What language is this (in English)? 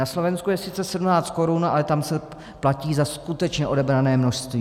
Czech